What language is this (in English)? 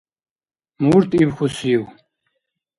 Dargwa